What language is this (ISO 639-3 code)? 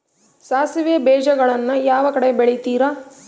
kan